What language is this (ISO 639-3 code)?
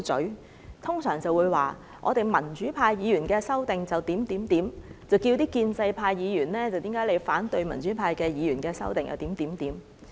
yue